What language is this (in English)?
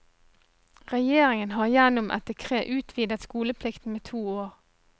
Norwegian